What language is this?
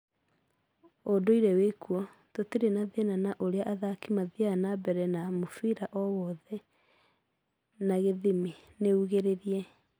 Kikuyu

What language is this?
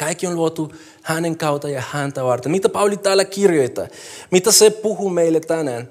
Finnish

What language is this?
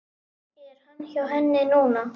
Icelandic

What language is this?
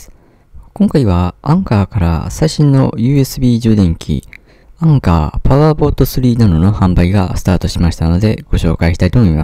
Japanese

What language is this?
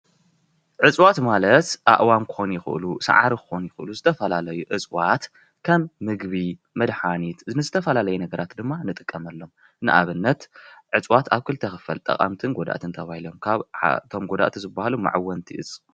Tigrinya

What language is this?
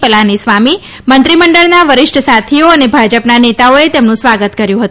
Gujarati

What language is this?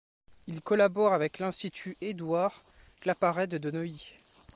French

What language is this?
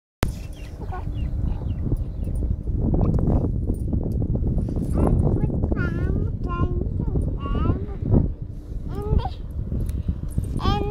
Vietnamese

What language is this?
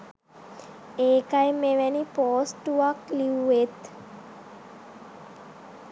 Sinhala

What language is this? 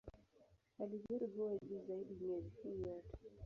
Swahili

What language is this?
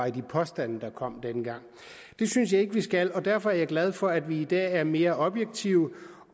Danish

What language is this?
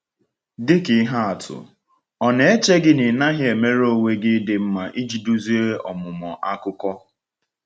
Igbo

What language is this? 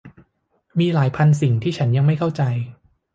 Thai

